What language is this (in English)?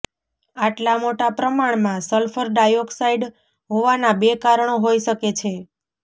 Gujarati